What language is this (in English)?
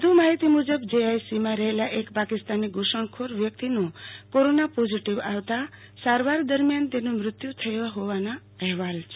Gujarati